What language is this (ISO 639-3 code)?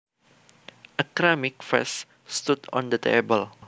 jav